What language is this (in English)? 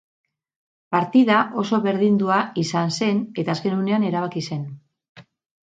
Basque